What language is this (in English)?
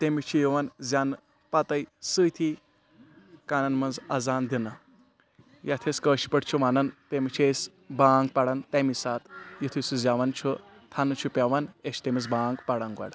Kashmiri